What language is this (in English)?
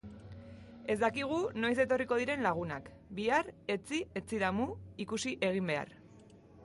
Basque